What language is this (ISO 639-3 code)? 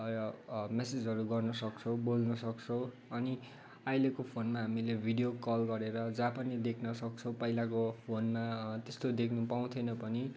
nep